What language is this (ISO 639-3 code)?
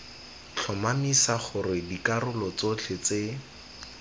tsn